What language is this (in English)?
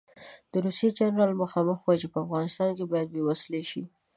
Pashto